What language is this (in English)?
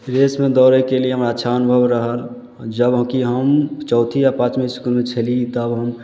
Maithili